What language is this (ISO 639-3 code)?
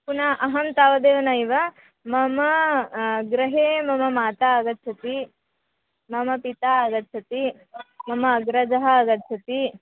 san